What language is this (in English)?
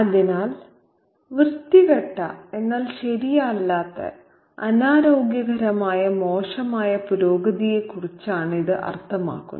Malayalam